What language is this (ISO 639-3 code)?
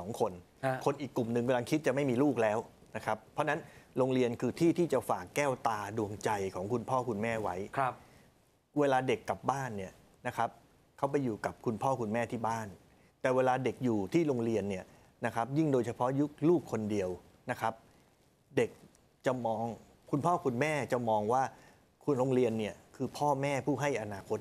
tha